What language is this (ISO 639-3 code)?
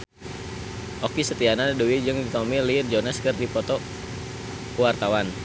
sun